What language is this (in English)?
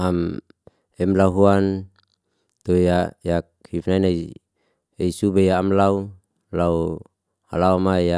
Liana-Seti